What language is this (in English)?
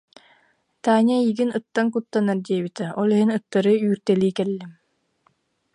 Yakut